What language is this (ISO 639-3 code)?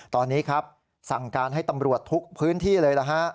tha